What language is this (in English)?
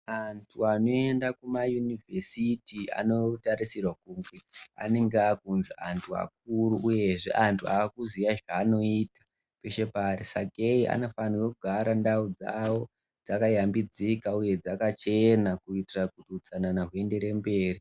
Ndau